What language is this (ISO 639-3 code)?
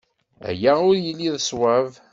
kab